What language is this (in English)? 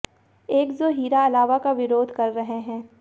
Hindi